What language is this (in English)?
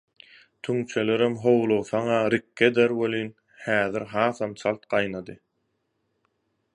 Turkmen